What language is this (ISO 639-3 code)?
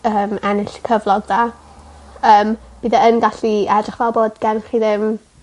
cym